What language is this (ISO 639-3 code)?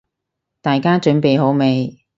yue